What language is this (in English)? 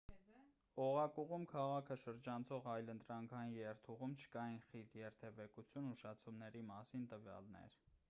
Armenian